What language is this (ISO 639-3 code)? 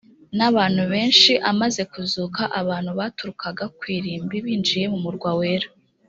kin